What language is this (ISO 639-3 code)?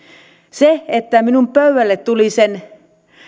fin